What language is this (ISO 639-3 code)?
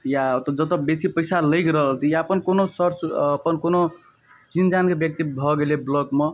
mai